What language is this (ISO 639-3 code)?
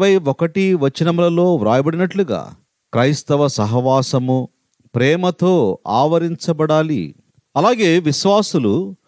tel